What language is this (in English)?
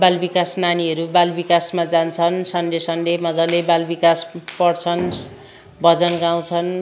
Nepali